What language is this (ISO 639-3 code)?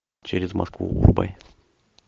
rus